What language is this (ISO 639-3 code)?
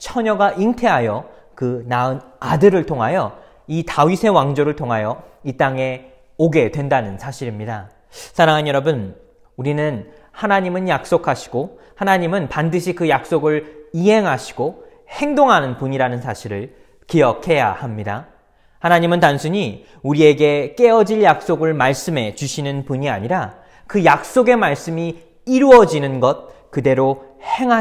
kor